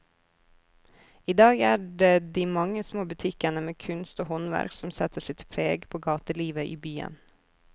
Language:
Norwegian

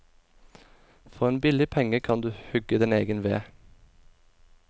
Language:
Norwegian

